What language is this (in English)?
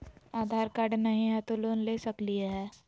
Magahi